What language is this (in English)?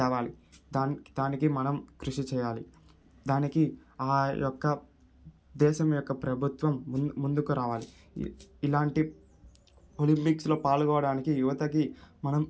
Telugu